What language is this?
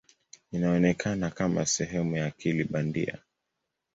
Swahili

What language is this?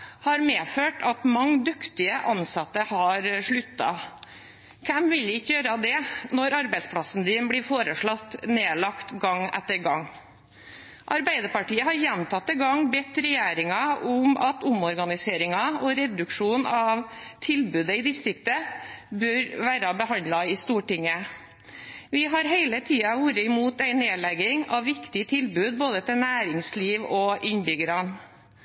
Norwegian Bokmål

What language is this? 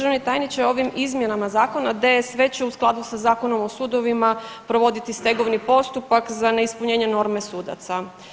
Croatian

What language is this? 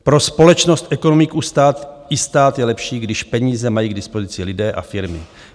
Czech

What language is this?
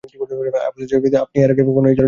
Bangla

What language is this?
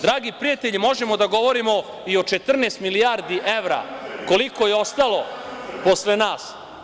Serbian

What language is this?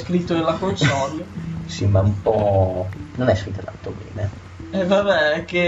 Italian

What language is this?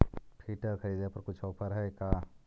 Magahi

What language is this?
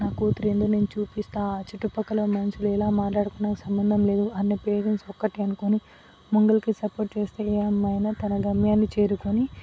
Telugu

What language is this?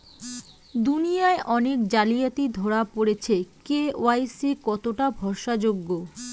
Bangla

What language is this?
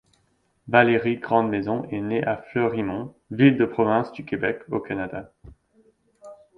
French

